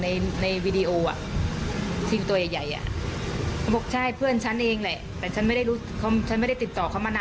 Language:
Thai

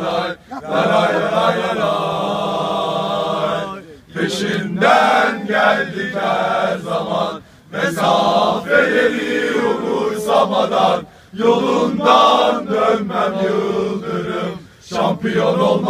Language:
Arabic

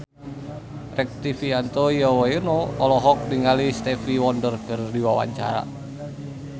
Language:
Sundanese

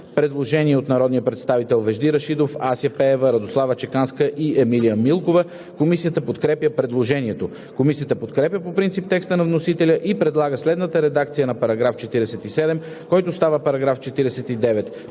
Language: Bulgarian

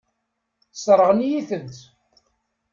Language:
Kabyle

